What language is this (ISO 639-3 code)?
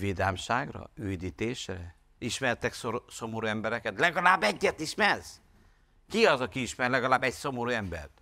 hun